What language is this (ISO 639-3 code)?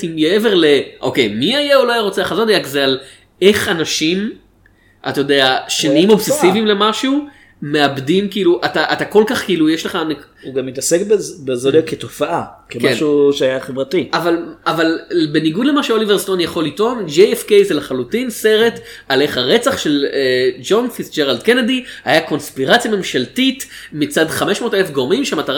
heb